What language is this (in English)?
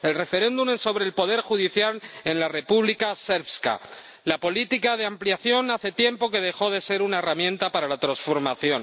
Spanish